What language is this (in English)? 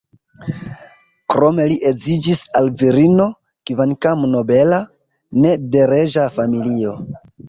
Esperanto